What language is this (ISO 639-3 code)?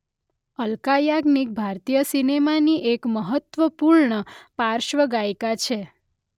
guj